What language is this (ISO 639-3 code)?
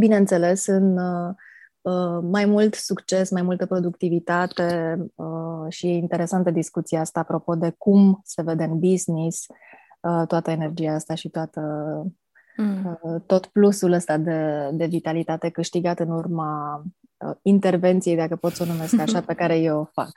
ron